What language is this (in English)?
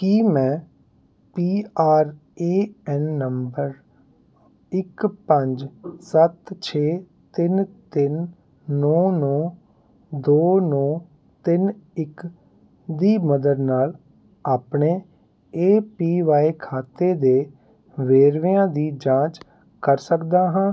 Punjabi